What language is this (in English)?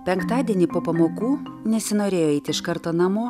Lithuanian